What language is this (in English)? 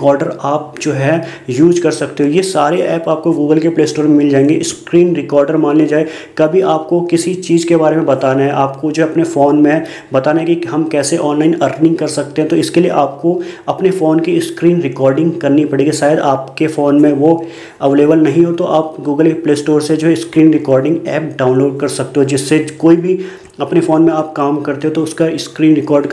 Hindi